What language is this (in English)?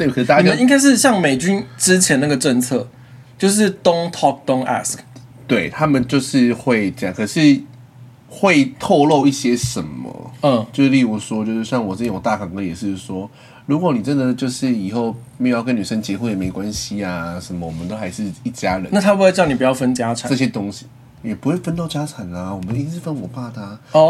Chinese